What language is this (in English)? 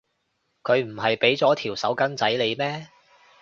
Cantonese